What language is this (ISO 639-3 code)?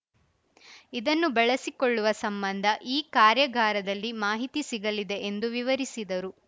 kan